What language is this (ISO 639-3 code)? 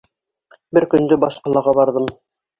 bak